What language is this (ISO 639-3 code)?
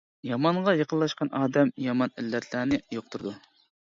uig